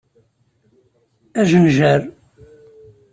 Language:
Kabyle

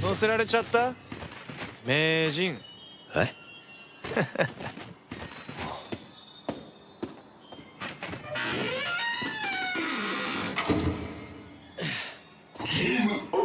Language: Japanese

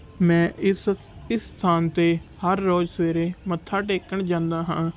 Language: Punjabi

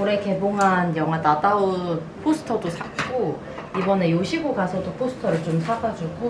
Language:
Korean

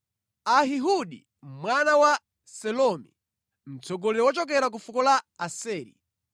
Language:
Nyanja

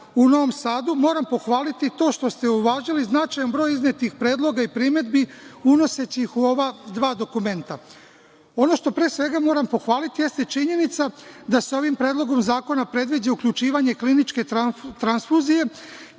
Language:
Serbian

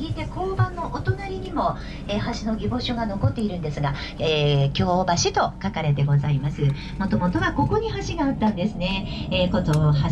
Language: Japanese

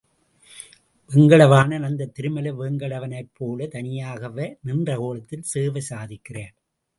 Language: Tamil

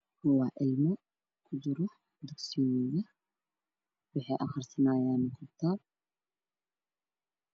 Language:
Somali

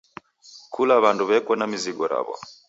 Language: Taita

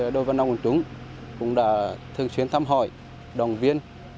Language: Vietnamese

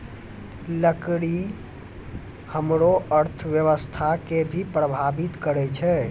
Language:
Maithili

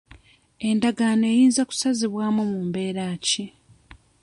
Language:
Ganda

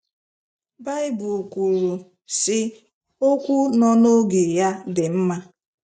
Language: Igbo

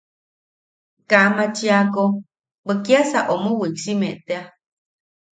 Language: Yaqui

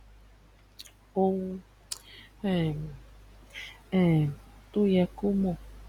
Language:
Yoruba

